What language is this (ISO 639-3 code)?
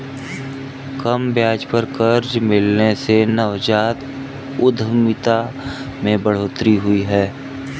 hin